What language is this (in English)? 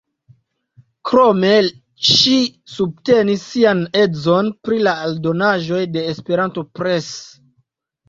Esperanto